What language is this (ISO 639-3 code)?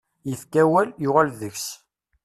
kab